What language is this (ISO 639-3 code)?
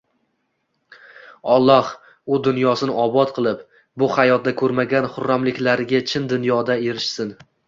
uzb